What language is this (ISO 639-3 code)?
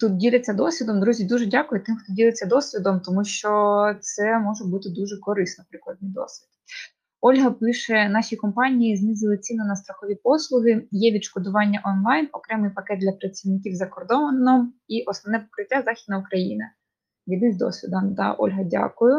ukr